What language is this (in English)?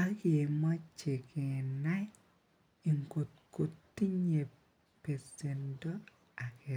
Kalenjin